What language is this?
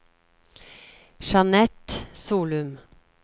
Norwegian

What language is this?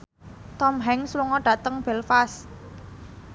Javanese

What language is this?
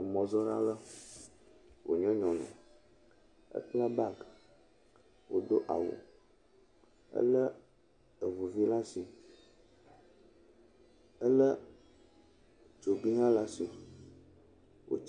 Ewe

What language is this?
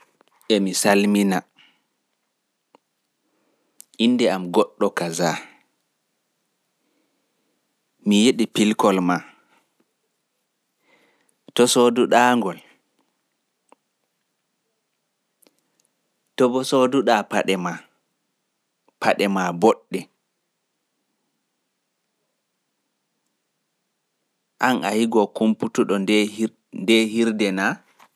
Fula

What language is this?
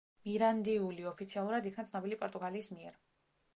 Georgian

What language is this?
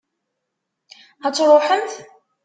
Kabyle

